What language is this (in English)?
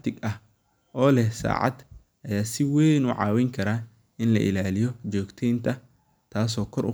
Somali